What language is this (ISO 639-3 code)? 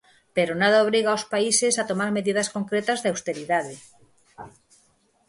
glg